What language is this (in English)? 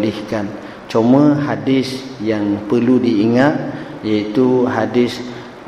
Malay